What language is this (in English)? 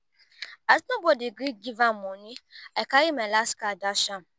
Nigerian Pidgin